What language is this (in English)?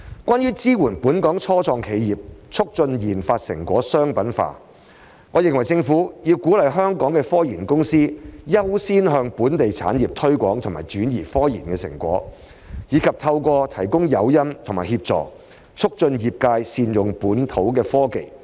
Cantonese